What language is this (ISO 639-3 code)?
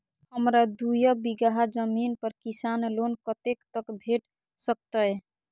mai